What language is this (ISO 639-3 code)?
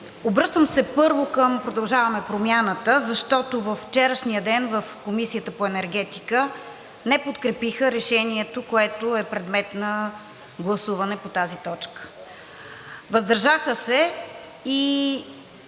bul